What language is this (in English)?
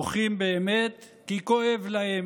Hebrew